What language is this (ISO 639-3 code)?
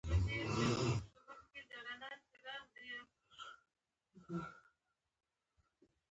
pus